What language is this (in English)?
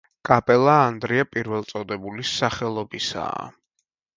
Georgian